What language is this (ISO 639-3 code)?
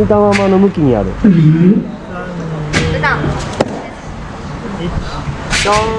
jpn